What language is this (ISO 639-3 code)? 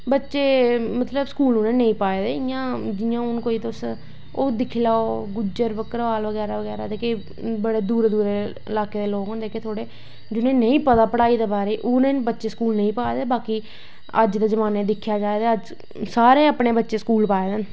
doi